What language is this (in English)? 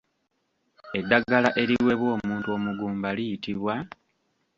Ganda